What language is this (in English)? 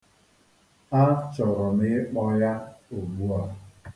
Igbo